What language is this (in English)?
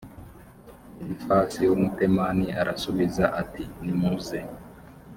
Kinyarwanda